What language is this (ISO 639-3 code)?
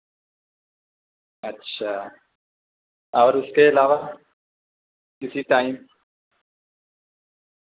urd